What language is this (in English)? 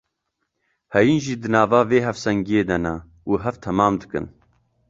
Kurdish